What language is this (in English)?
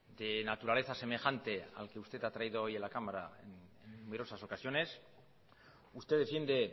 Spanish